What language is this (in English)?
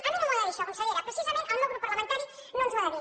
Catalan